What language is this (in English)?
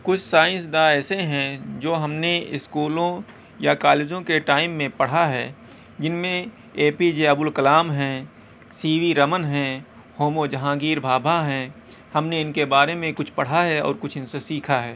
Urdu